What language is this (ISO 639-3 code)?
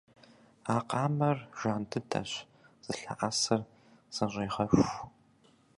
kbd